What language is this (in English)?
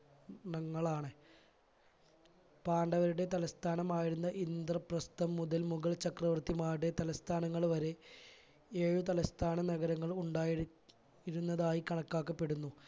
Malayalam